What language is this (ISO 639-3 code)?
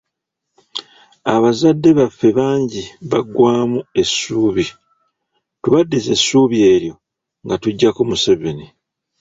lug